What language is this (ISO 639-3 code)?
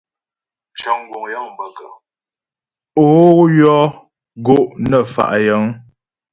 bbj